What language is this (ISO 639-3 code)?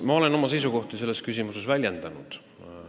est